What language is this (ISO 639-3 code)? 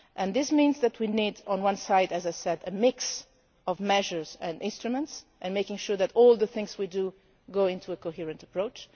eng